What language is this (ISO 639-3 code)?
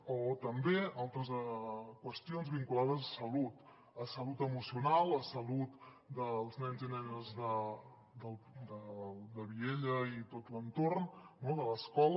cat